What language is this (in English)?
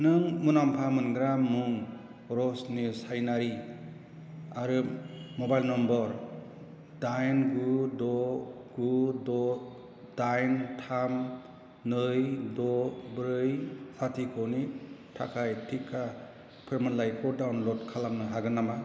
Bodo